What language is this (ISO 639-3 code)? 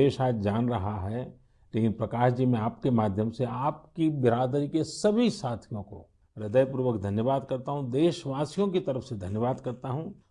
hin